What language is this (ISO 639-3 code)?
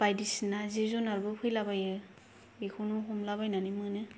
brx